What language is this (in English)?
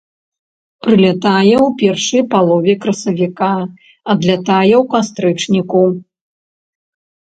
Belarusian